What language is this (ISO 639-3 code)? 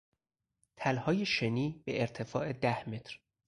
fas